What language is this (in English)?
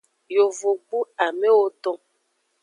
Aja (Benin)